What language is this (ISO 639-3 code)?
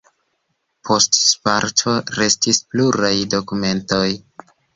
epo